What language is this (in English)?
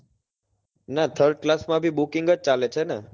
Gujarati